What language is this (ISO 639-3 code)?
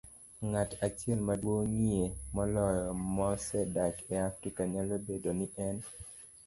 luo